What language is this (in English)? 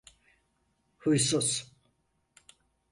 Turkish